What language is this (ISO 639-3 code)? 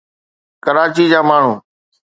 snd